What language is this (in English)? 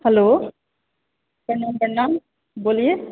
Maithili